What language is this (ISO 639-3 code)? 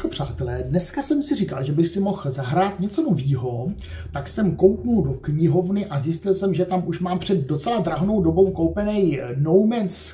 ces